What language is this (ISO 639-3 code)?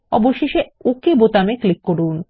ben